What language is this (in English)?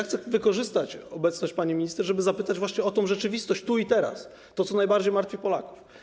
Polish